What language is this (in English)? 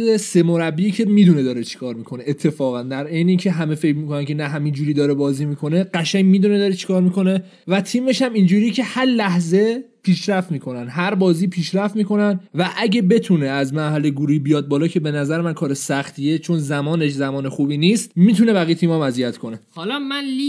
Persian